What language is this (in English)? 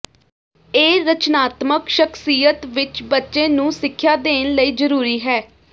Punjabi